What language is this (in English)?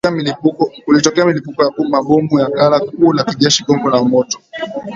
Swahili